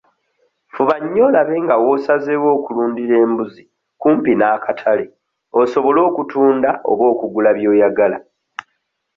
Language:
Ganda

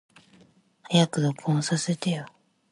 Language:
Japanese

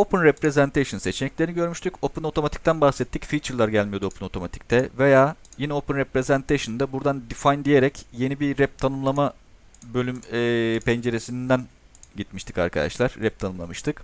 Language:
Turkish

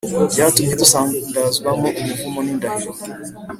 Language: Kinyarwanda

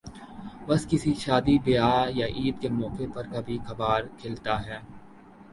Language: Urdu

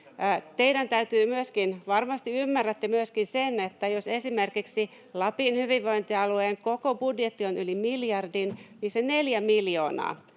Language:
Finnish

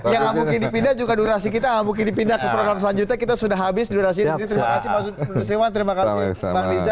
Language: Indonesian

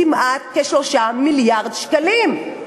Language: Hebrew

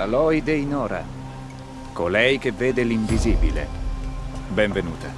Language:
Italian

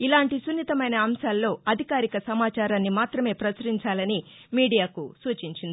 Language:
Telugu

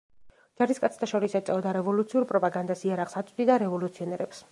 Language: Georgian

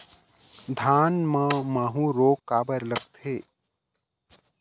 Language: Chhattisgarhi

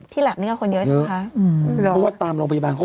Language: Thai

